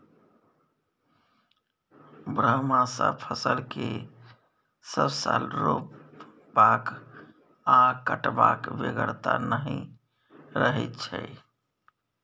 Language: Maithili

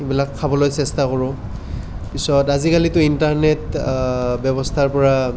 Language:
Assamese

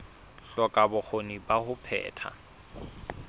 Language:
Southern Sotho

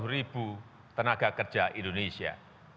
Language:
Indonesian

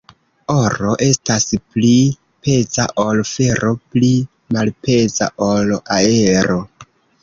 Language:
Esperanto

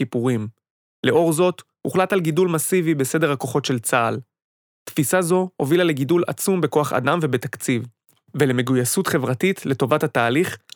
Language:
Hebrew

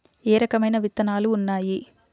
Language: Telugu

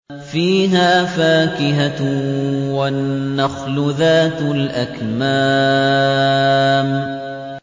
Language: Arabic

